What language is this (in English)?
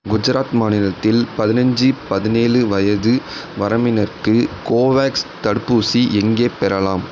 Tamil